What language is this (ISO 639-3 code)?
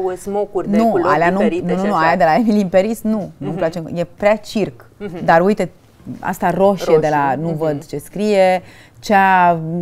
ron